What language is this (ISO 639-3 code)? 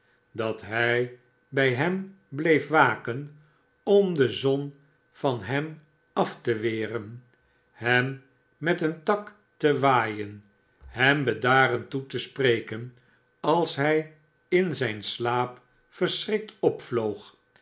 nld